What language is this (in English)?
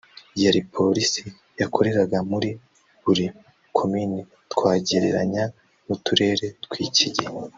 Kinyarwanda